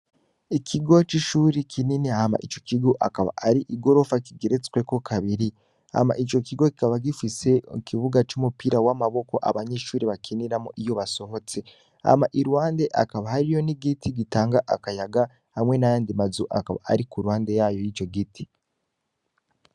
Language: Rundi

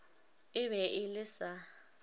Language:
Northern Sotho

